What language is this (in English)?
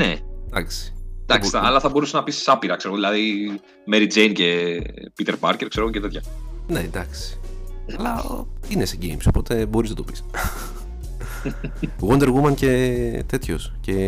Greek